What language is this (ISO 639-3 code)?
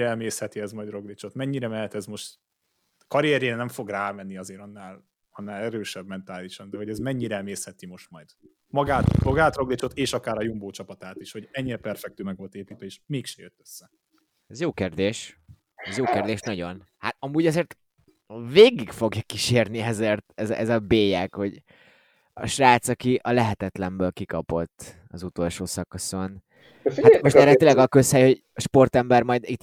hun